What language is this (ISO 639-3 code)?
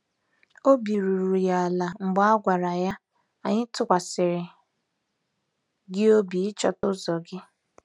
ibo